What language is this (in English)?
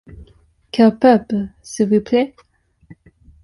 French